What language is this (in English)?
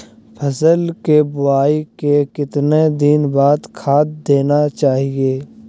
Magahi